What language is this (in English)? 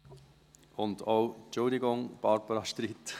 Swiss German